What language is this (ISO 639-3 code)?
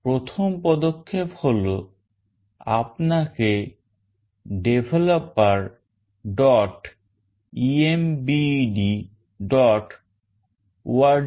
ben